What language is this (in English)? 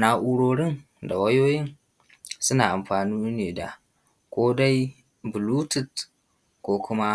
Hausa